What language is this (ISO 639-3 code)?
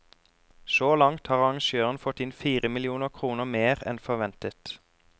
nor